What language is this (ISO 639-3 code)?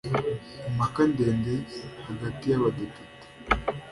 kin